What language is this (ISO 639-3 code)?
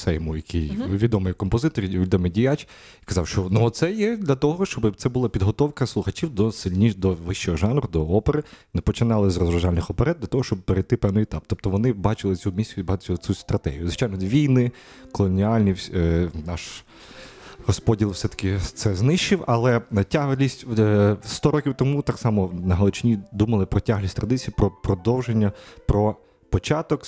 ukr